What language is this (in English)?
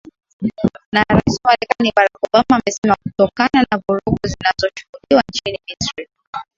Swahili